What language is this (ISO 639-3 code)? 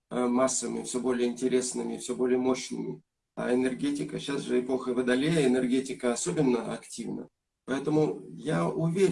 rus